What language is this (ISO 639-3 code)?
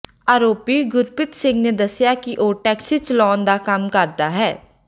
pan